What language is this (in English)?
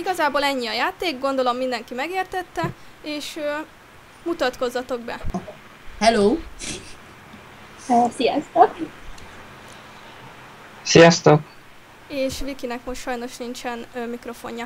Hungarian